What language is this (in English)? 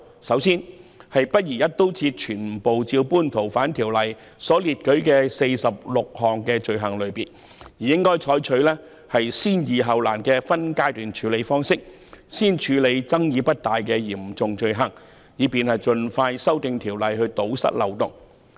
Cantonese